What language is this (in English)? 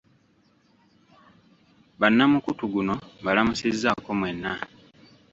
Ganda